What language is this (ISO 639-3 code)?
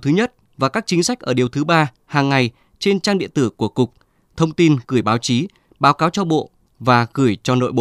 vie